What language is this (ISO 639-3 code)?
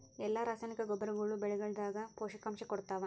kan